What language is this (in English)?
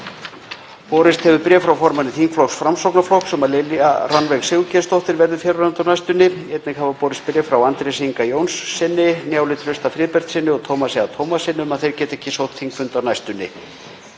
Icelandic